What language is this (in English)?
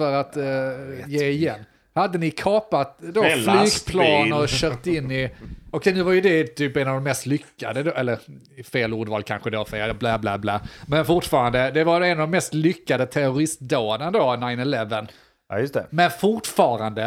Swedish